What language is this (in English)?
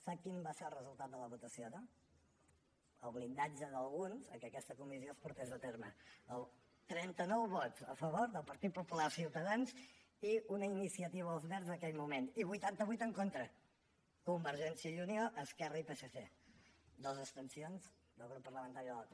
Catalan